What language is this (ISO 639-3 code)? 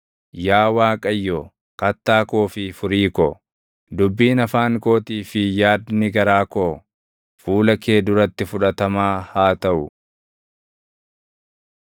orm